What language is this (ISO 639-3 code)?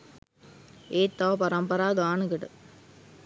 sin